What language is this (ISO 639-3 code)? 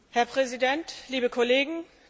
deu